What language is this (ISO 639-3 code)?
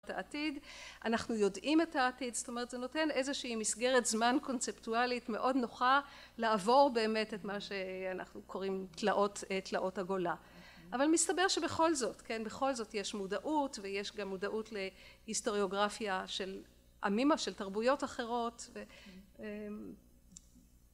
heb